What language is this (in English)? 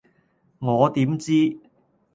Cantonese